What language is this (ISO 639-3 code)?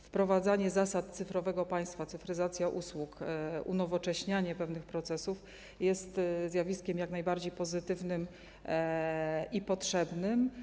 pol